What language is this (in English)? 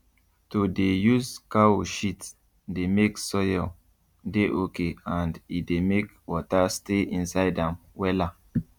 Nigerian Pidgin